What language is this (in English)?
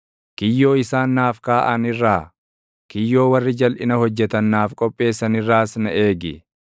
Oromo